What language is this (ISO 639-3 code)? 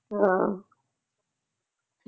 pan